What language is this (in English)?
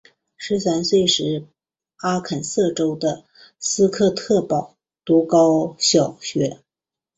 Chinese